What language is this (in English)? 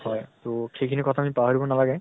Assamese